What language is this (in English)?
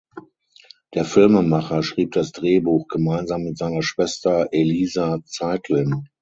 German